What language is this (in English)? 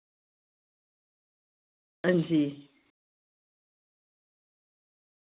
Dogri